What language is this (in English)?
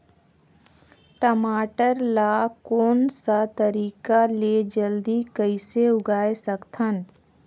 Chhattisgarhi